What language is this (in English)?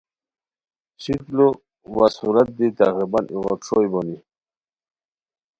Khowar